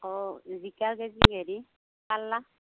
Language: Assamese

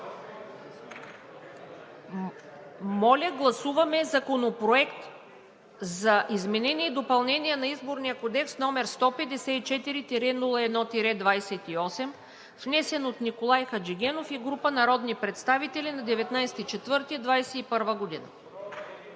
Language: Bulgarian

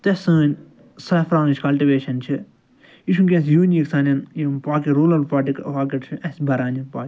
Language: Kashmiri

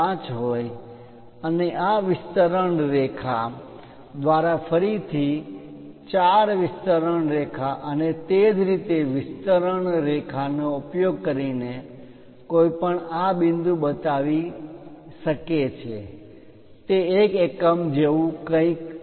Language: Gujarati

